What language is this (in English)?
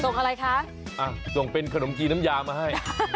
Thai